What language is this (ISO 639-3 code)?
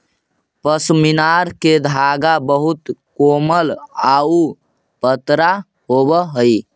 mag